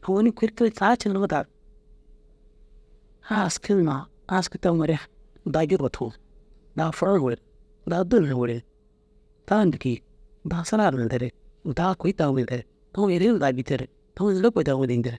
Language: Dazaga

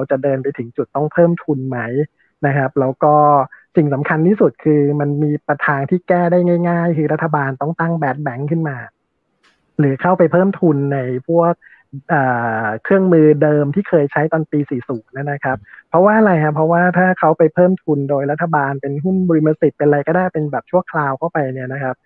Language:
Thai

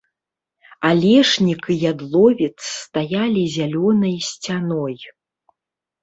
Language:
Belarusian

